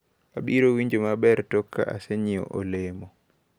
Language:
Luo (Kenya and Tanzania)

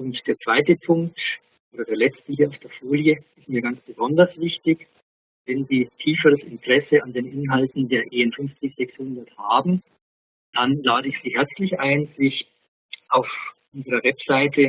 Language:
German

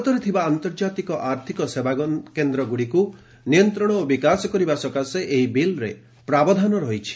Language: Odia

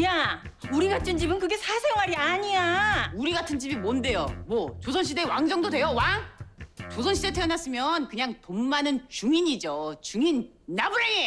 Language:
Korean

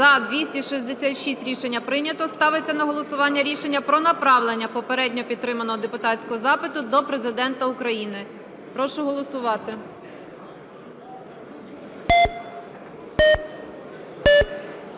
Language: Ukrainian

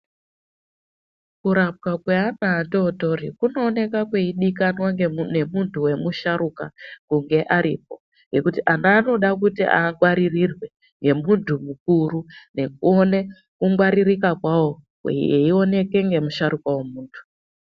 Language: Ndau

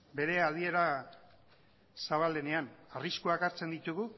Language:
Basque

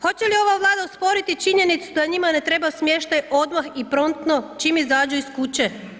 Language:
Croatian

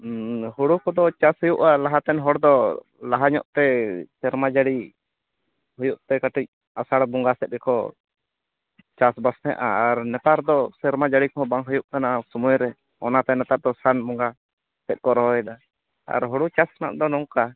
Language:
Santali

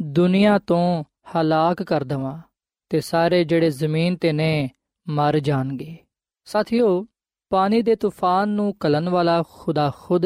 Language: Punjabi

